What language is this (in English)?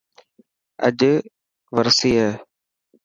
Dhatki